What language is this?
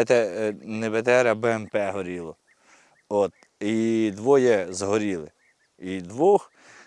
Ukrainian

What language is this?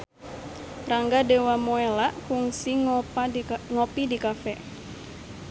Sundanese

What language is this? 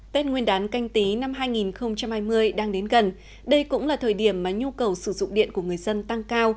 Vietnamese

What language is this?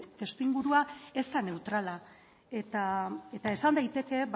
Basque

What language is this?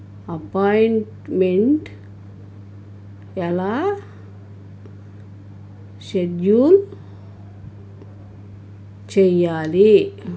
Telugu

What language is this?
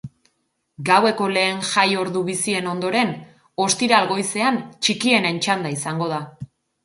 Basque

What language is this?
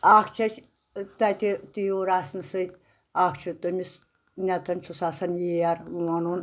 Kashmiri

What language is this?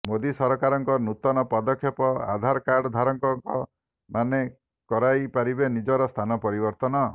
Odia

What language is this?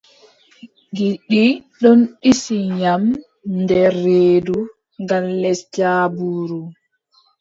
Adamawa Fulfulde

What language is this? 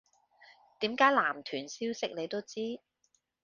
Cantonese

